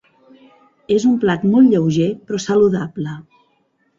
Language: Catalan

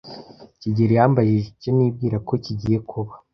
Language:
Kinyarwanda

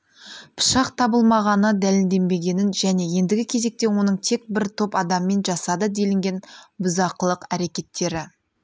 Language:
Kazakh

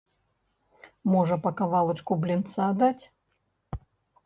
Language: Belarusian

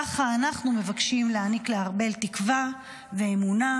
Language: Hebrew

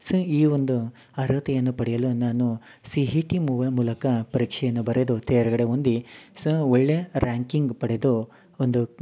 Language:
Kannada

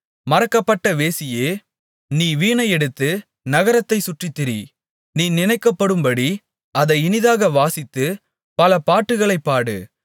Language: Tamil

